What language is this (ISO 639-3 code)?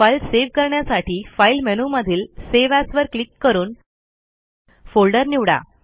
mar